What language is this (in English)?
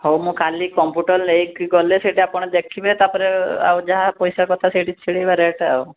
Odia